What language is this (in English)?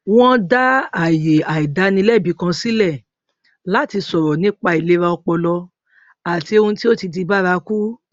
Yoruba